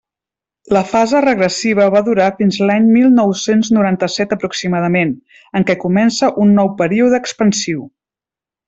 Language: Catalan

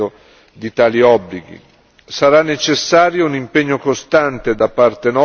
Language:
Italian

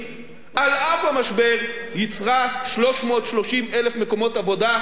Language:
Hebrew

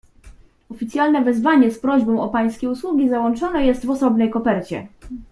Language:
Polish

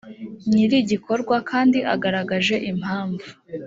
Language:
Kinyarwanda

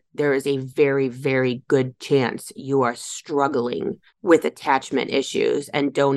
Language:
English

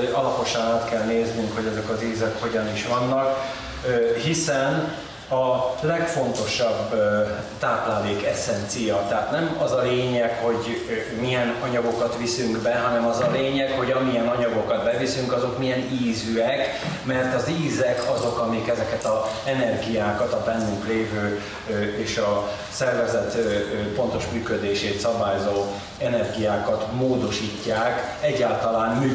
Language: Hungarian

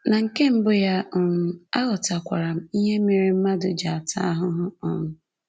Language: Igbo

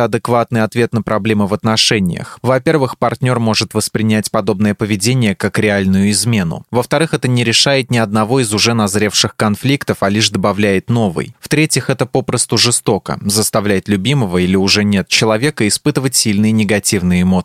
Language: Russian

